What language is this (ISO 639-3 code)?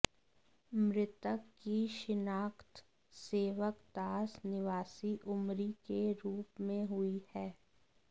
hin